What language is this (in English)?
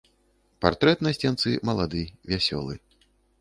Belarusian